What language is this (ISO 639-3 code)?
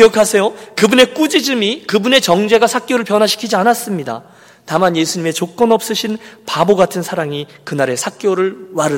kor